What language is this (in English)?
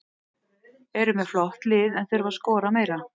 Icelandic